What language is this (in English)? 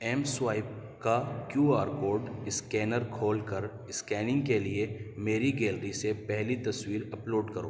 Urdu